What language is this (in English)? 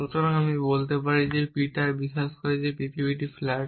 Bangla